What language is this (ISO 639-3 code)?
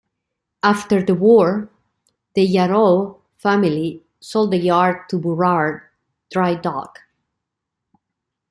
eng